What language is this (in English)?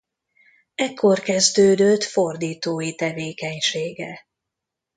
Hungarian